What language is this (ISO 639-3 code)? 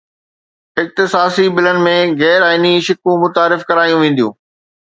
snd